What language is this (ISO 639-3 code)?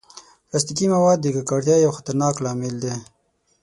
pus